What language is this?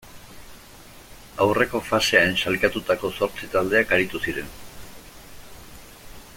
Basque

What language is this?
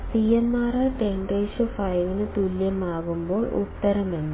Malayalam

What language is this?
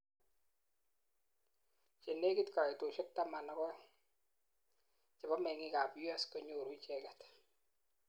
Kalenjin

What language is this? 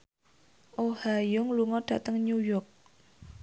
Javanese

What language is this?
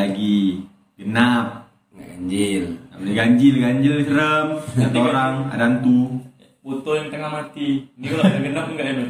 Indonesian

